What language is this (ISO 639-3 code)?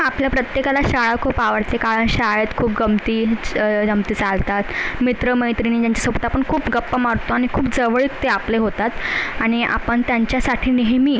mar